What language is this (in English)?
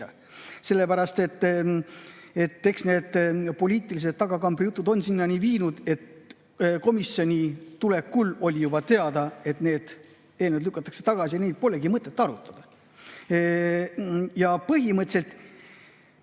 Estonian